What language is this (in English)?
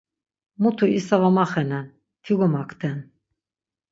Laz